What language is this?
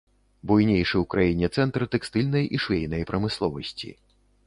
Belarusian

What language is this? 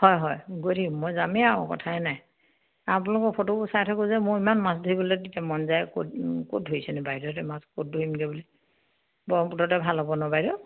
Assamese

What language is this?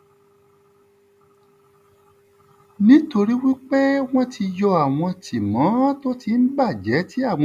Yoruba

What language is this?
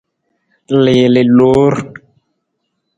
Nawdm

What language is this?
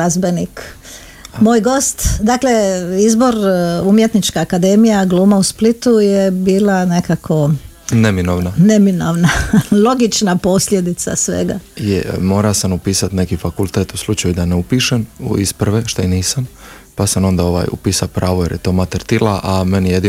Croatian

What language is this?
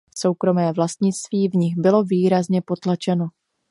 Czech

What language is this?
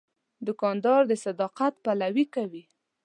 Pashto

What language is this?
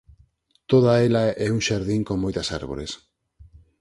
Galician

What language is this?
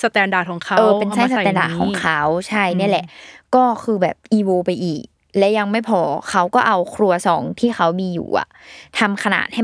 Thai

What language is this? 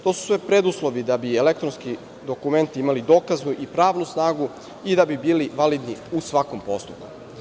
Serbian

